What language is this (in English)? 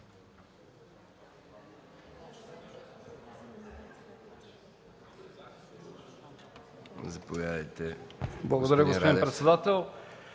Bulgarian